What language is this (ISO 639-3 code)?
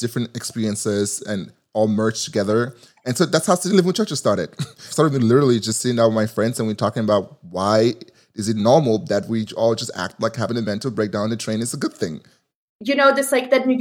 eng